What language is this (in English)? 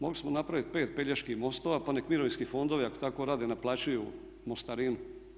Croatian